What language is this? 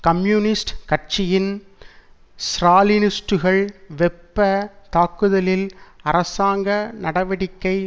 Tamil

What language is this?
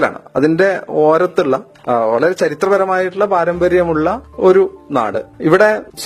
Malayalam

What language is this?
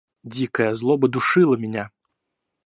Russian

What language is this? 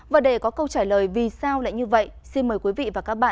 Vietnamese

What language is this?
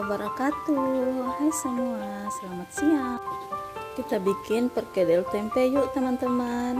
Indonesian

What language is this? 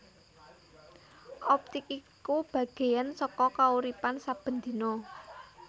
Javanese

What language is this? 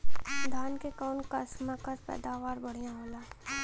Bhojpuri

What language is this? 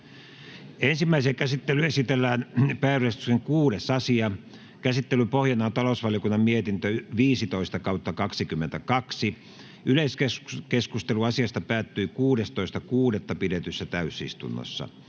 Finnish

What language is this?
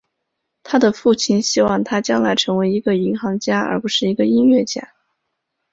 Chinese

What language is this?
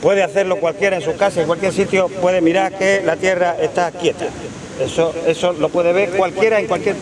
Spanish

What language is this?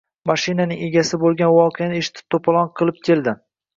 Uzbek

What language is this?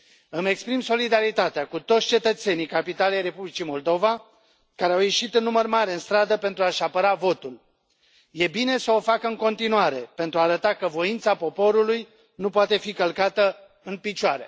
Romanian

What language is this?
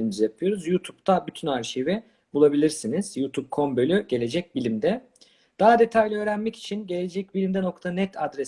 Turkish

